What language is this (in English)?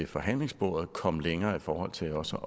Danish